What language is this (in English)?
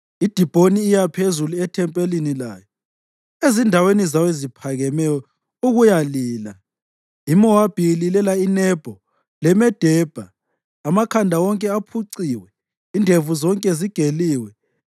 North Ndebele